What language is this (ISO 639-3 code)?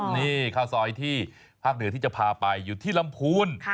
tha